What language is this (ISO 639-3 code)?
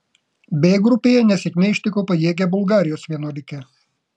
lit